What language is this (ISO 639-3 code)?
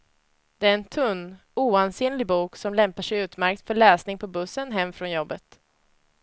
swe